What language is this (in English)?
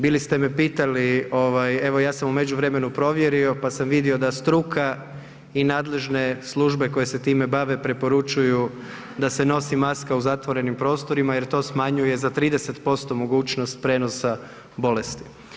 Croatian